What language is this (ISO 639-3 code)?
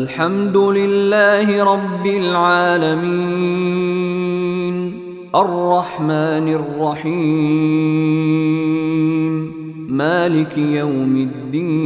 ara